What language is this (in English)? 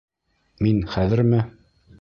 Bashkir